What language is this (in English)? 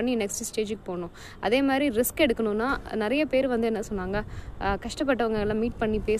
Tamil